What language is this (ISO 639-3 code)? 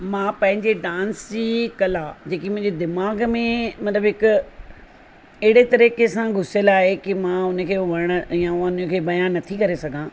snd